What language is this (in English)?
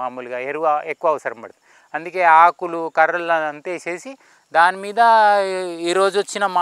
Telugu